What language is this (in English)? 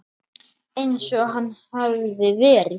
Icelandic